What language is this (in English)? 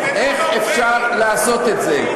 Hebrew